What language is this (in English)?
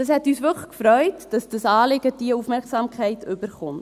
Swiss German